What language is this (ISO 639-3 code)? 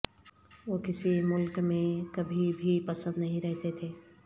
urd